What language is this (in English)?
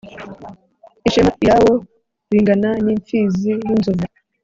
Kinyarwanda